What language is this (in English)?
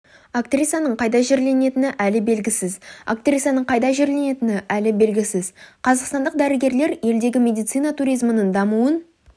Kazakh